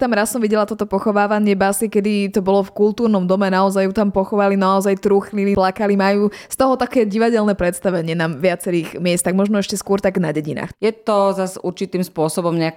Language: Slovak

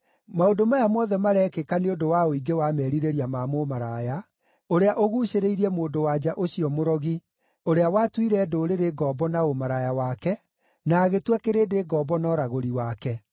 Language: Kikuyu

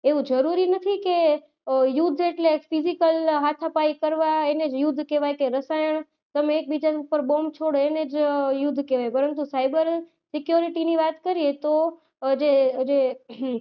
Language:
Gujarati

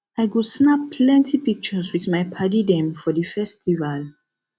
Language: Nigerian Pidgin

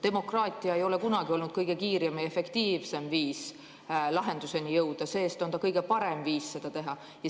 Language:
Estonian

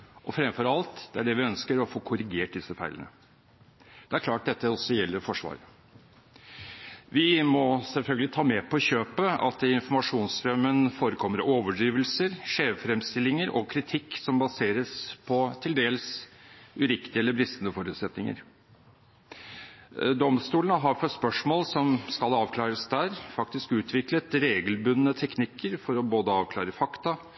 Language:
Norwegian Bokmål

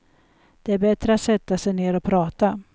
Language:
Swedish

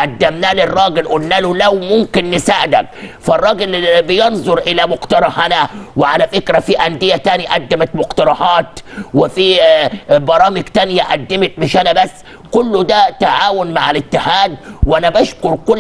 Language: Arabic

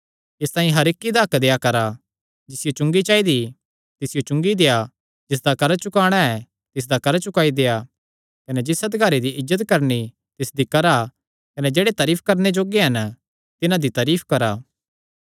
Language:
Kangri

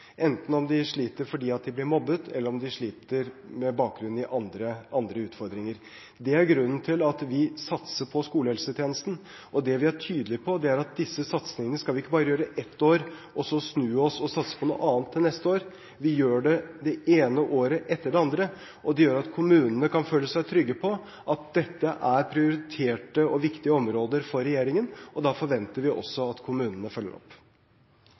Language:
Norwegian Bokmål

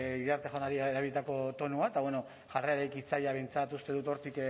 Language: Basque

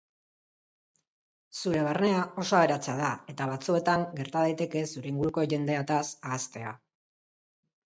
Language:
Basque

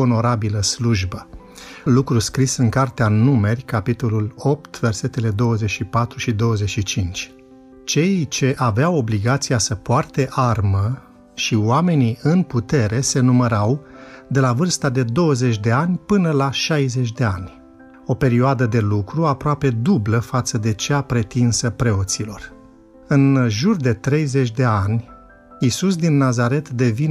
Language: Romanian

